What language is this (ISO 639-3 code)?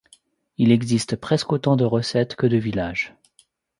fra